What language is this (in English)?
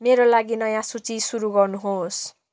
Nepali